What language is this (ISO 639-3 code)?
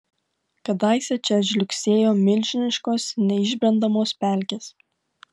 lit